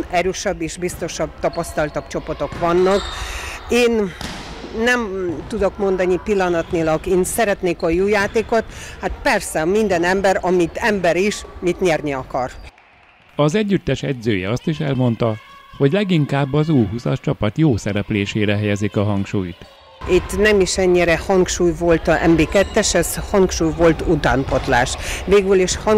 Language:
Hungarian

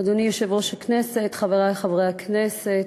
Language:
Hebrew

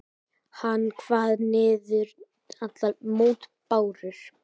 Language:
Icelandic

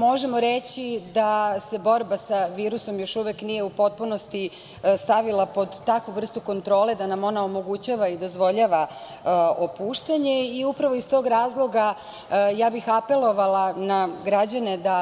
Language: Serbian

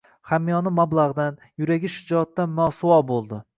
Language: Uzbek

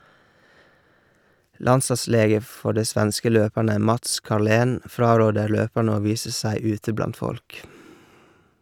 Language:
Norwegian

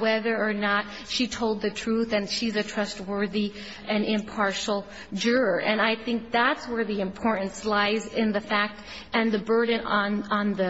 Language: English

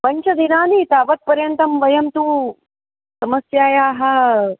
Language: Sanskrit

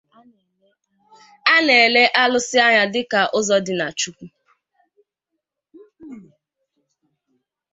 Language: Igbo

